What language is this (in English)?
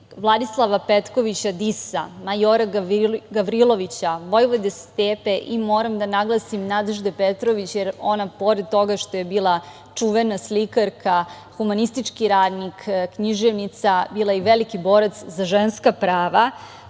Serbian